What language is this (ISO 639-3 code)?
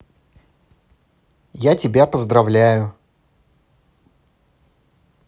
rus